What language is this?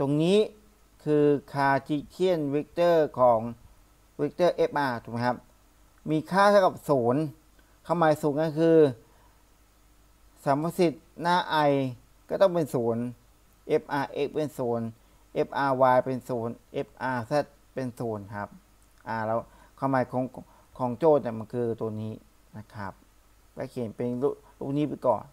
Thai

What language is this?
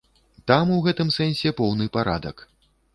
Belarusian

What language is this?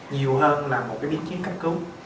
Vietnamese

